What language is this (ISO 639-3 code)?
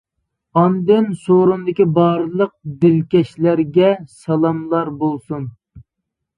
uig